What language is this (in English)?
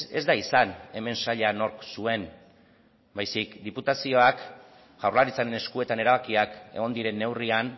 Basque